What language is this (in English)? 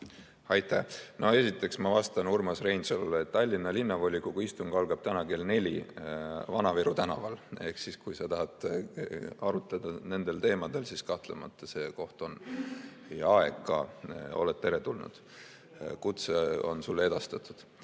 Estonian